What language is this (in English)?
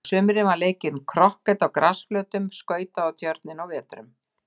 Icelandic